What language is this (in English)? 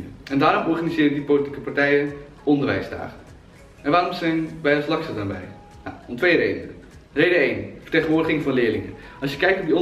Dutch